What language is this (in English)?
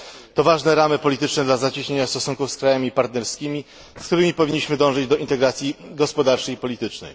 Polish